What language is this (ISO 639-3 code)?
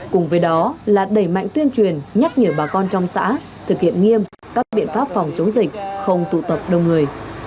vie